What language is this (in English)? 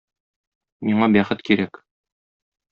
Tatar